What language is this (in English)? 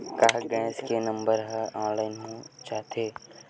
Chhattisgarhi